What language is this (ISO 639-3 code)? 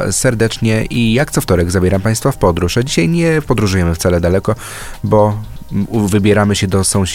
pol